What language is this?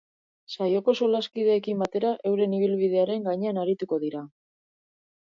Basque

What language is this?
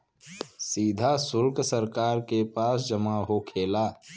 Bhojpuri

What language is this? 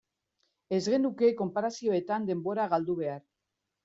Basque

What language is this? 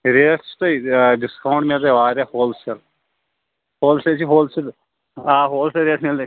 Kashmiri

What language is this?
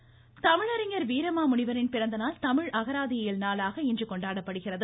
Tamil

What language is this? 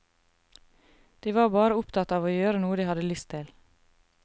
Norwegian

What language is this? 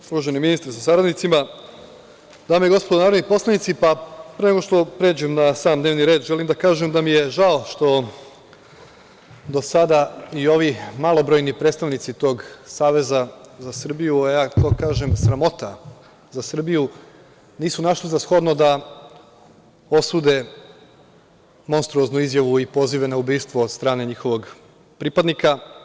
Serbian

